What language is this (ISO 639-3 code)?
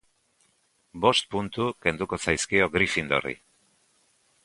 eus